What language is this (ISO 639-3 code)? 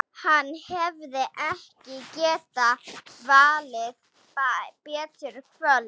isl